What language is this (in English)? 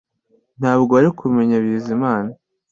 Kinyarwanda